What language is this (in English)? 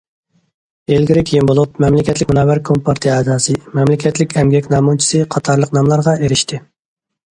Uyghur